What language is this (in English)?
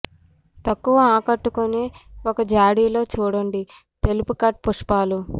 Telugu